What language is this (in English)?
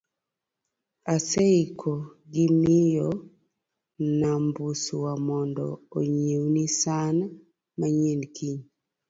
Luo (Kenya and Tanzania)